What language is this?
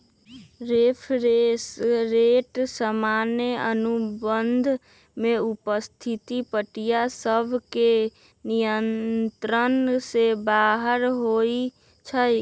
Magahi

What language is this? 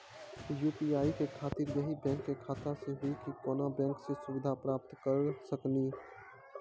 Maithili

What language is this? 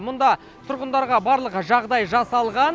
Kazakh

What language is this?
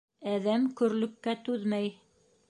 Bashkir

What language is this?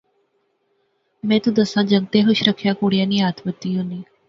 Pahari-Potwari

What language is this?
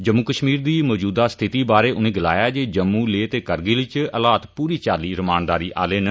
Dogri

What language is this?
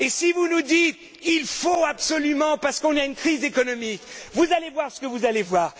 French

